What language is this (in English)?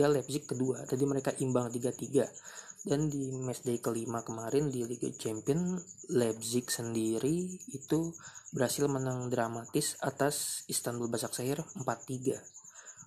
Indonesian